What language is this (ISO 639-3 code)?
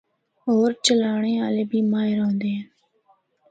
hno